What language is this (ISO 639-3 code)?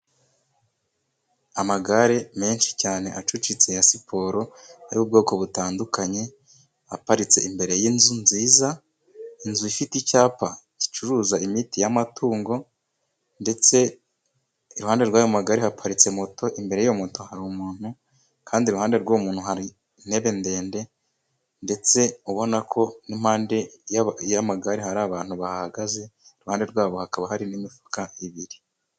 kin